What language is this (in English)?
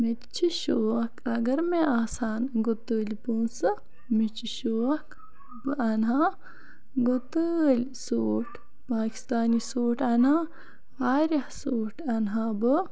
Kashmiri